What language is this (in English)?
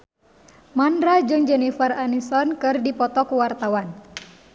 Sundanese